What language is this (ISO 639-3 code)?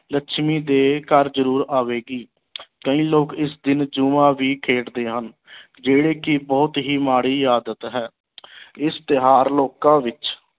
pan